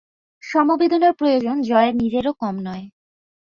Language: Bangla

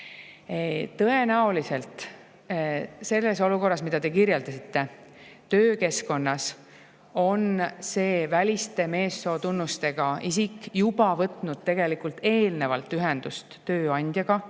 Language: Estonian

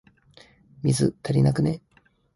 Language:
Japanese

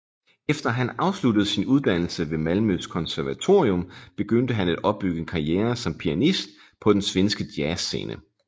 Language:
Danish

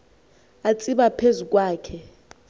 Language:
Xhosa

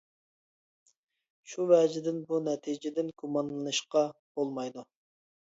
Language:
Uyghur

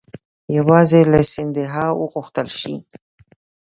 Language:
Pashto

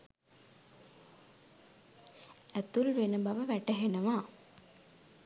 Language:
Sinhala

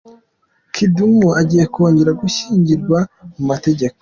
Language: Kinyarwanda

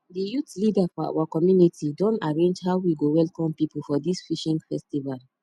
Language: Nigerian Pidgin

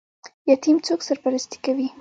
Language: Pashto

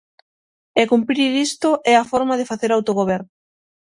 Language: Galician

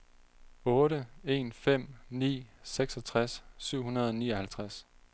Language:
Danish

